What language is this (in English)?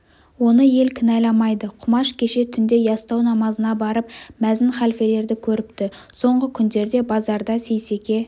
Kazakh